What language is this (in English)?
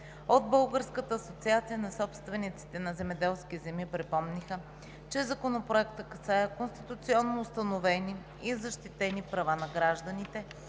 Bulgarian